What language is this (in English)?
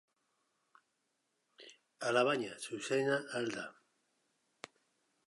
Basque